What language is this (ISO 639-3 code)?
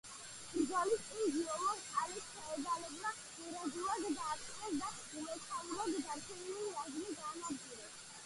kat